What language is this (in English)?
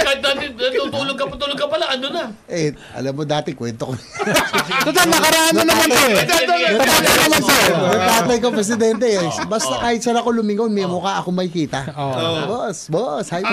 Filipino